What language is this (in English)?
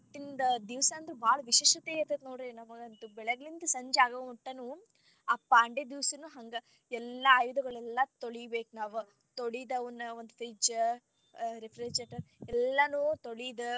Kannada